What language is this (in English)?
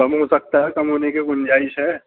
Urdu